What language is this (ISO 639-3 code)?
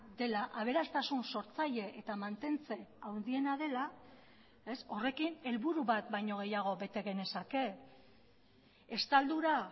eus